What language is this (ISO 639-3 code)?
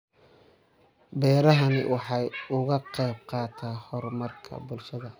som